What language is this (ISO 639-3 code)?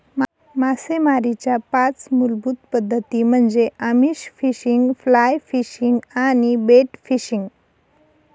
mar